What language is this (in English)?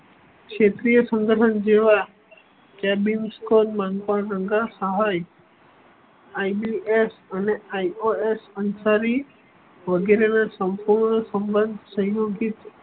Gujarati